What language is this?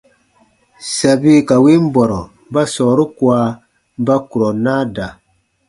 Baatonum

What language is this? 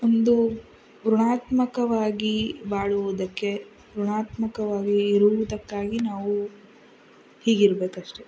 Kannada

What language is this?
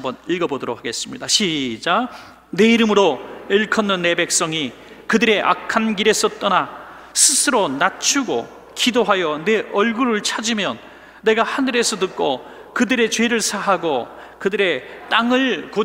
Korean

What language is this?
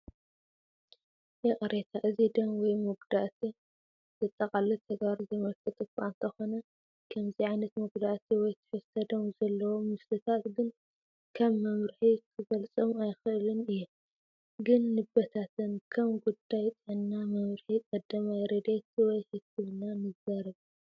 Tigrinya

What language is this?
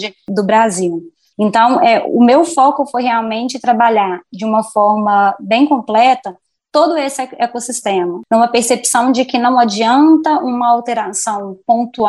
Portuguese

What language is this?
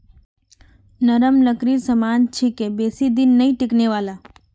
Magahi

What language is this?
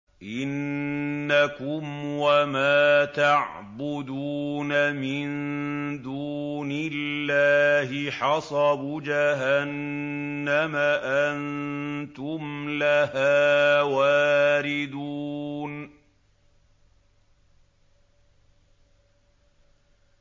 Arabic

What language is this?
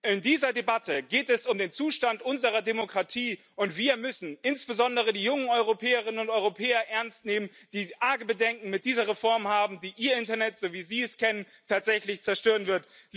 German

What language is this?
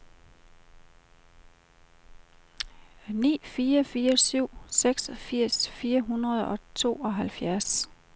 Danish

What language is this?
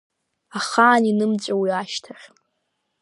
Abkhazian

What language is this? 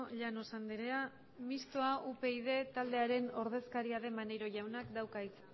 Basque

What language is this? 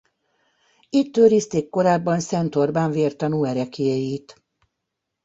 Hungarian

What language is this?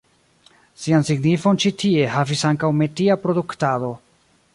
Esperanto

